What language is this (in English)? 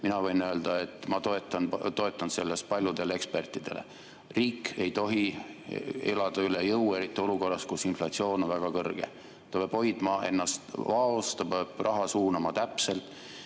Estonian